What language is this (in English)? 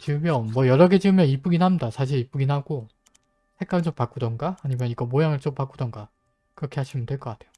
Korean